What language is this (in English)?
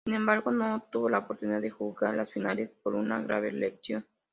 Spanish